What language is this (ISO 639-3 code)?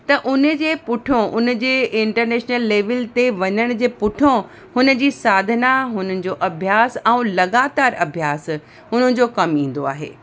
snd